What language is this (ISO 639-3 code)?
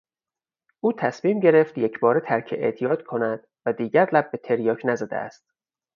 fas